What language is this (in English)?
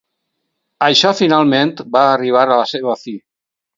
Catalan